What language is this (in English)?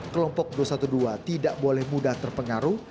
Indonesian